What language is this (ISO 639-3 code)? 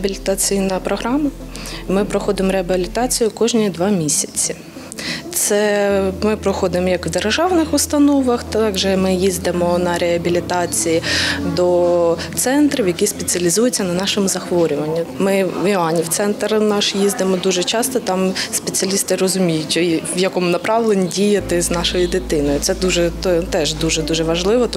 ukr